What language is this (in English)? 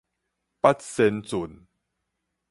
Min Nan Chinese